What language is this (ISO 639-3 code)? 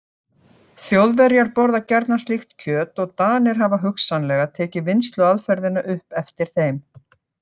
isl